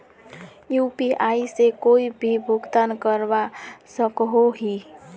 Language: Magahi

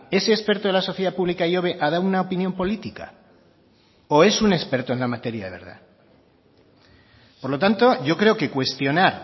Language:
Spanish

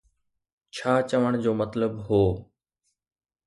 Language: Sindhi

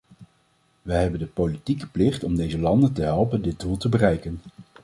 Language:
Dutch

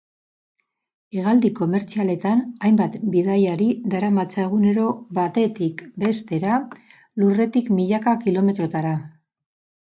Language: Basque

